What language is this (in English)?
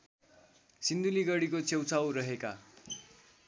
Nepali